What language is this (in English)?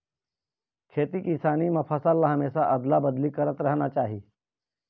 Chhattisgarhi